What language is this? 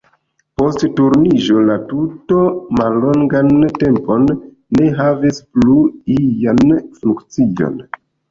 Esperanto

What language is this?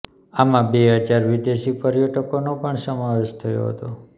Gujarati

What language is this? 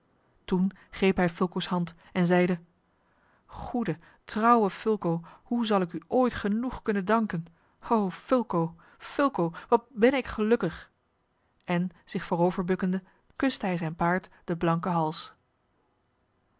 Dutch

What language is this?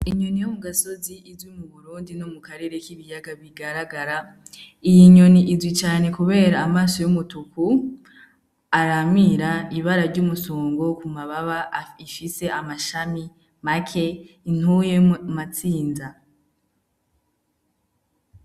Rundi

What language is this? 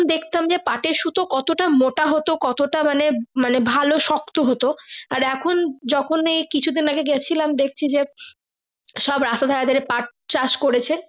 Bangla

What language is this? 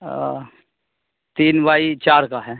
Urdu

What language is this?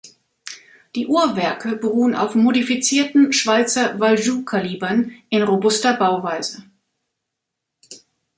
German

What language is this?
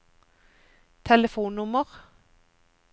Norwegian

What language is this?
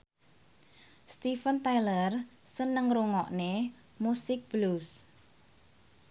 Javanese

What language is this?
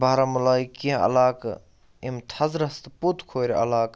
Kashmiri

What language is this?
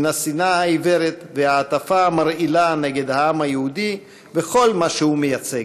Hebrew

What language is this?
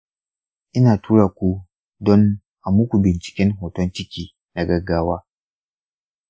Hausa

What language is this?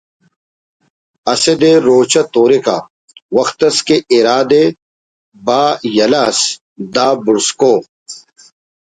Brahui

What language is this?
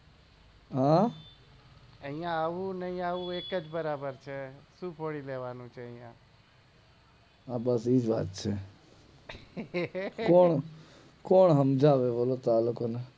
Gujarati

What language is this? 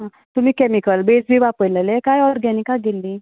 Konkani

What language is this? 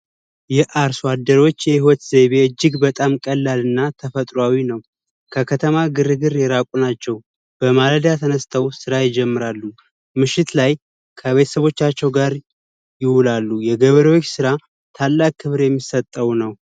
Amharic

